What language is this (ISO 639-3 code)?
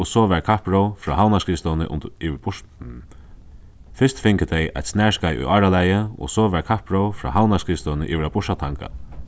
fao